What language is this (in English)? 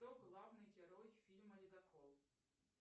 Russian